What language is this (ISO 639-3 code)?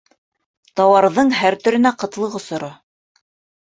bak